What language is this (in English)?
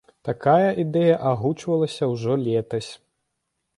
Belarusian